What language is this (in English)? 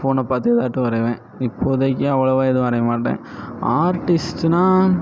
Tamil